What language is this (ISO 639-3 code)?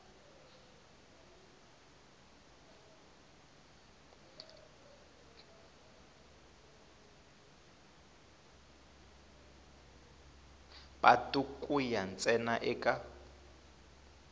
tso